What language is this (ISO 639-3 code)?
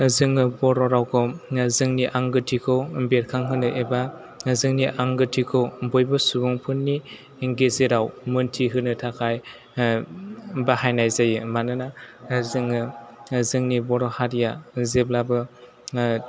brx